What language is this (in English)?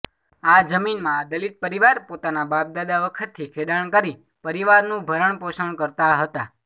Gujarati